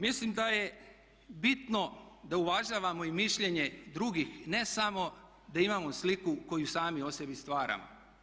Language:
Croatian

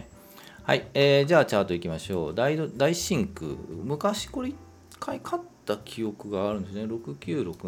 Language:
Japanese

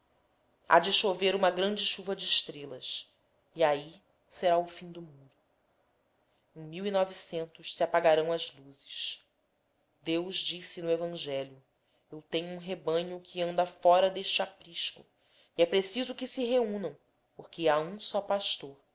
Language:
Portuguese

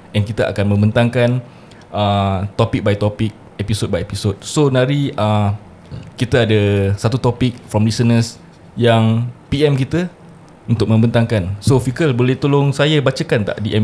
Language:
Malay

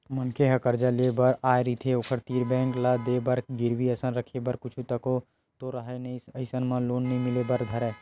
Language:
Chhattisgarhi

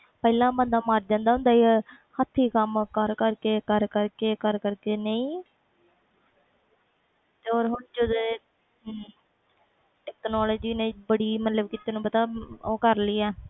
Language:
Punjabi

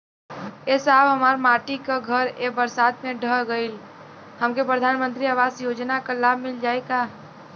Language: Bhojpuri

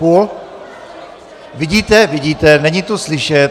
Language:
Czech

